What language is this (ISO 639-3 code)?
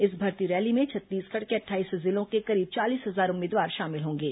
hin